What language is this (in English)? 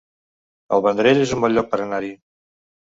Catalan